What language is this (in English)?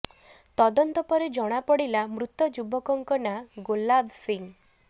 Odia